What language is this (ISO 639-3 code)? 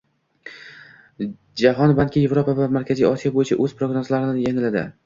uzb